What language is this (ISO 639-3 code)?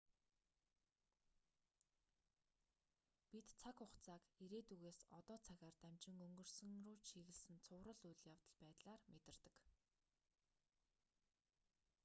mon